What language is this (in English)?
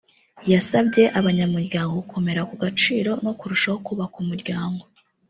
Kinyarwanda